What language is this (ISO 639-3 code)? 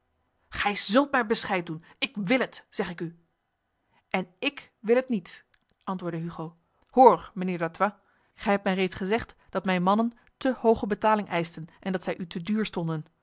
nld